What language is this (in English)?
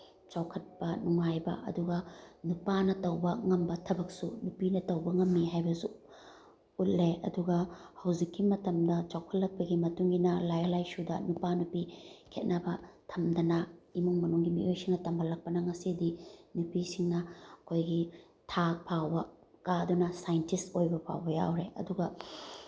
Manipuri